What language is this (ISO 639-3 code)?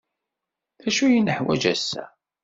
kab